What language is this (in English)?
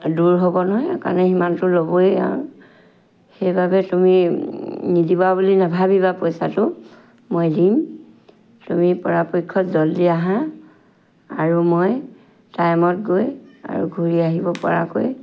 Assamese